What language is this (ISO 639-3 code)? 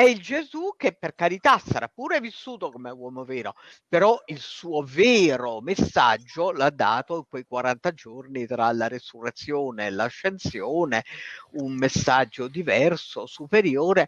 ita